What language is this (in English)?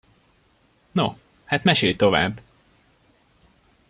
Hungarian